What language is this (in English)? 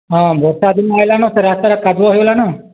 Odia